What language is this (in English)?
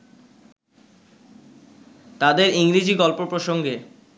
Bangla